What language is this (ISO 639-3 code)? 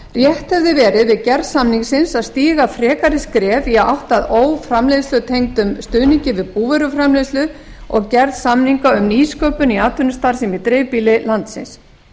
isl